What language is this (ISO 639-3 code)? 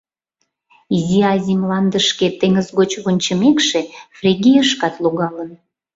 chm